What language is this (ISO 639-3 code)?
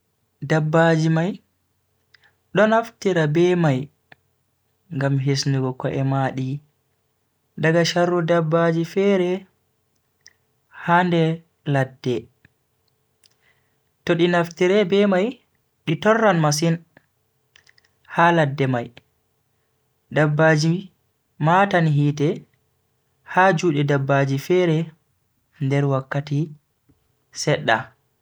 fui